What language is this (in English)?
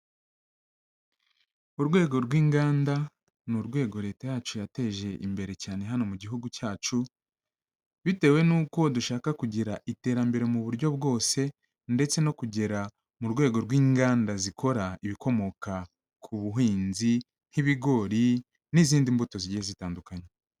Kinyarwanda